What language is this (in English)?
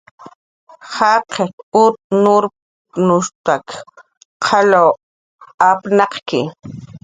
Jaqaru